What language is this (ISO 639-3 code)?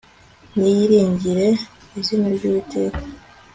kin